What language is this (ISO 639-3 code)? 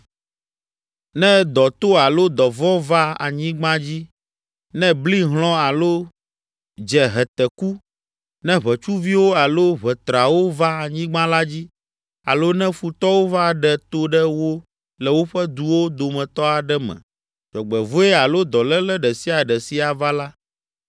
ewe